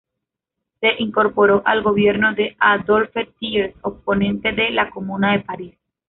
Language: Spanish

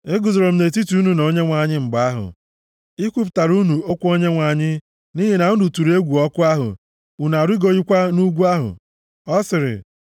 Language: Igbo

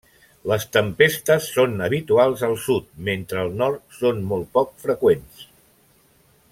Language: Catalan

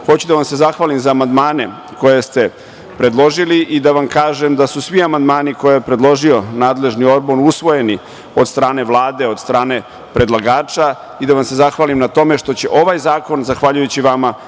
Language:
Serbian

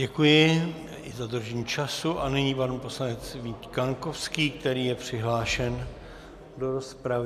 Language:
Czech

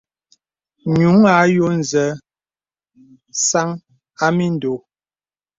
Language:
Bebele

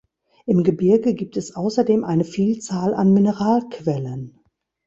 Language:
German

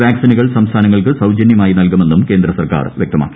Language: Malayalam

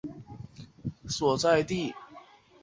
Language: Chinese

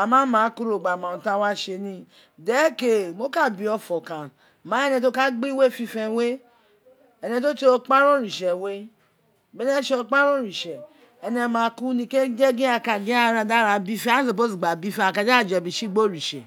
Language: Isekiri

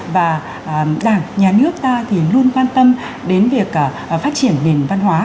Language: Vietnamese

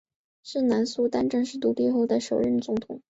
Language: Chinese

